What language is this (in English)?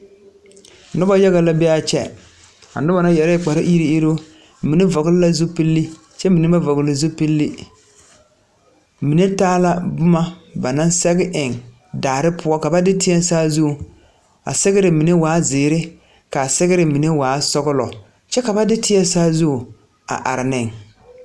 Southern Dagaare